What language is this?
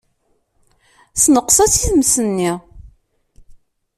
Kabyle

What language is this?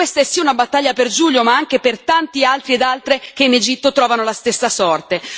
Italian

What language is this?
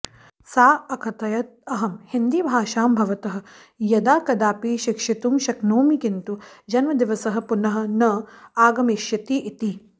Sanskrit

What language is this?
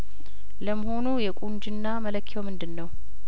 Amharic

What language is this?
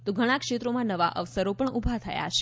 Gujarati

